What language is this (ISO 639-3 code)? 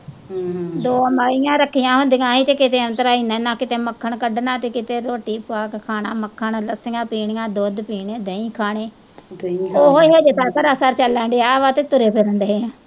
pan